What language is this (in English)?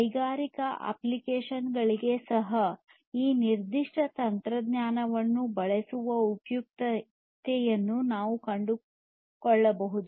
Kannada